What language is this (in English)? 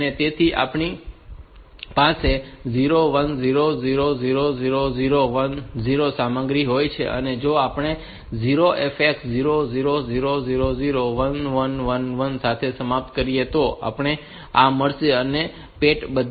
Gujarati